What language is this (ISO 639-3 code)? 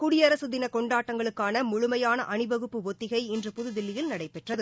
tam